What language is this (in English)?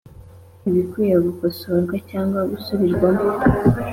Kinyarwanda